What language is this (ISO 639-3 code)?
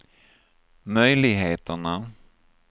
swe